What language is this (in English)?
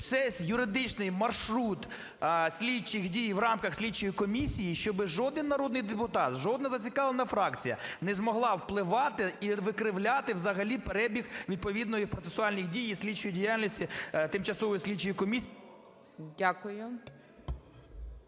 Ukrainian